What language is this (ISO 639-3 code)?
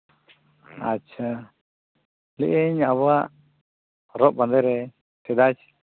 sat